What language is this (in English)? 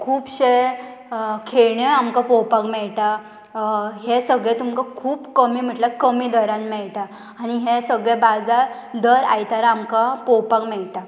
Konkani